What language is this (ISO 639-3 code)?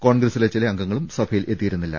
mal